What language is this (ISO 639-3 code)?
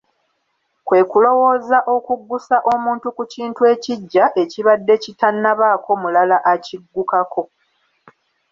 lug